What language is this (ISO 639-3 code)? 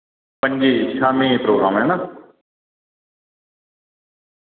doi